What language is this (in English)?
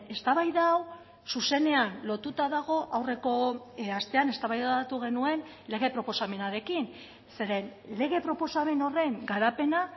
Basque